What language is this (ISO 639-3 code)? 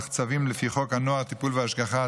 heb